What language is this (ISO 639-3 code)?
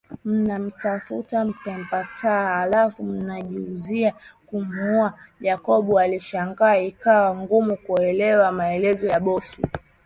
swa